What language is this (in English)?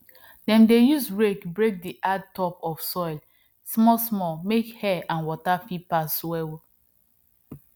Nigerian Pidgin